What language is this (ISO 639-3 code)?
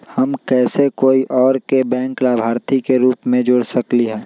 mag